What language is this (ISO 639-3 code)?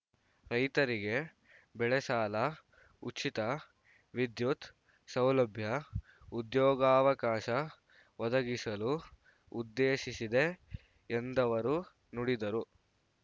kan